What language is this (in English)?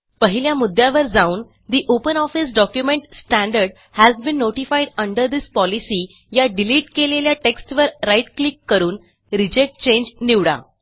Marathi